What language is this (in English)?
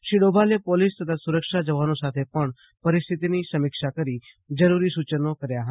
Gujarati